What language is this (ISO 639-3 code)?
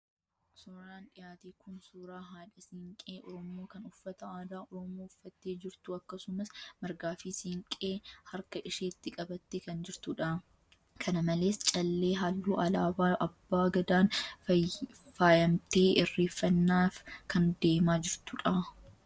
orm